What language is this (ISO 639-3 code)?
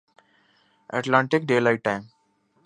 urd